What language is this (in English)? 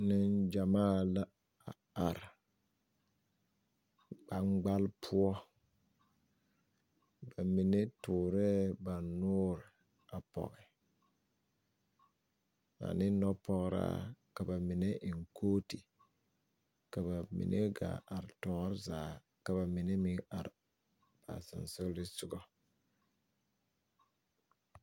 Southern Dagaare